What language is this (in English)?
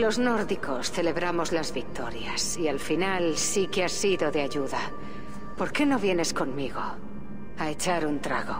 Spanish